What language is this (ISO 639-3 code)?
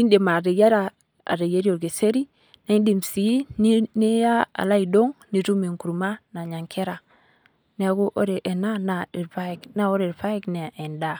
mas